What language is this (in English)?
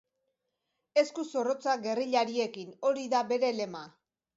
Basque